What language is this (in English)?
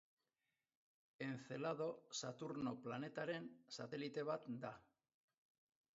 Basque